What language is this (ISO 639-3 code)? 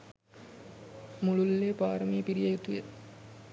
sin